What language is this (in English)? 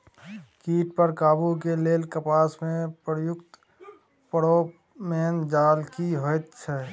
Maithili